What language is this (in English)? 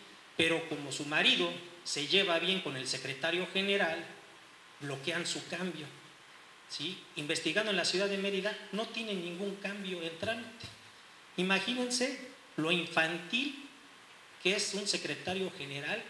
Spanish